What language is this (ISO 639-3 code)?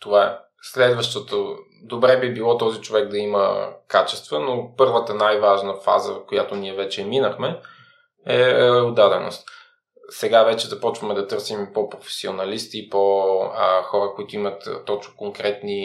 bul